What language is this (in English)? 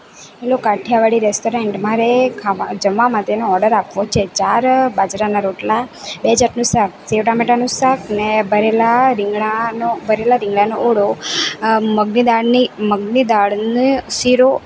Gujarati